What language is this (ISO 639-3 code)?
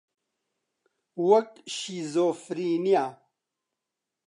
ckb